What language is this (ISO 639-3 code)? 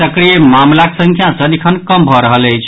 mai